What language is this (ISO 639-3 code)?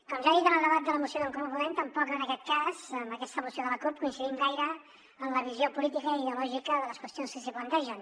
cat